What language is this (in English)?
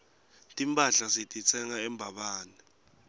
Swati